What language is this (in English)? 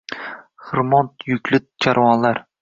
Uzbek